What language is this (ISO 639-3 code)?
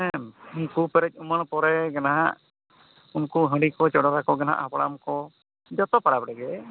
sat